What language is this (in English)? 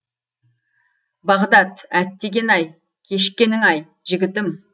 Kazakh